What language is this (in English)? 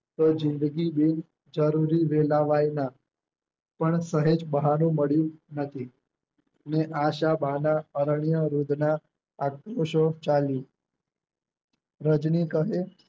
Gujarati